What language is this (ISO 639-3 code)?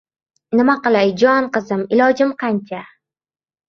uzb